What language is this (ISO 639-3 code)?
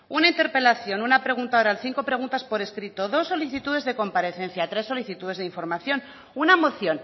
spa